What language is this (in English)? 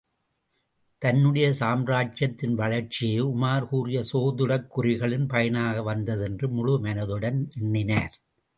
Tamil